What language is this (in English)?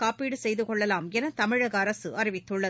Tamil